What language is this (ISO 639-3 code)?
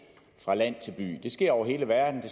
dan